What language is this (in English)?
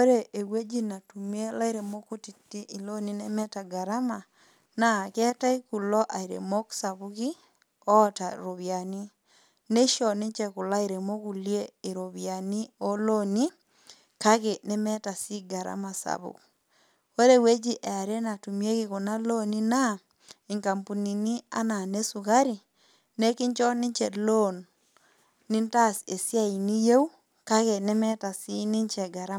Masai